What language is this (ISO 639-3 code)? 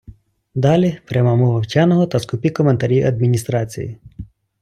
ukr